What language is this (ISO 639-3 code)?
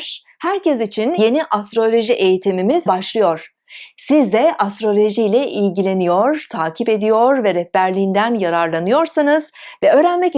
tur